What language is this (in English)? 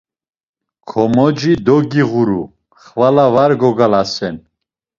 Laz